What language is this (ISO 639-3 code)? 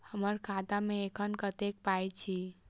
mai